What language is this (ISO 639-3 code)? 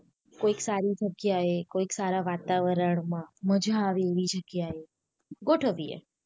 guj